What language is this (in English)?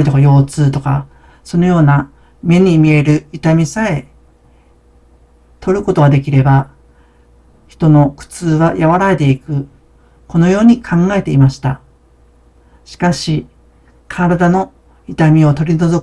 Japanese